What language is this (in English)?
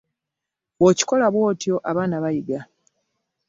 Ganda